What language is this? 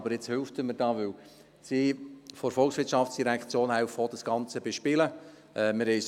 Swiss German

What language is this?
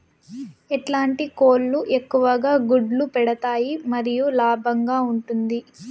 Telugu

